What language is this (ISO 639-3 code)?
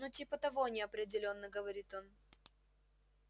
rus